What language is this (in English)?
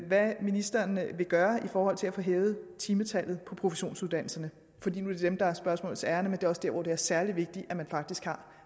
Danish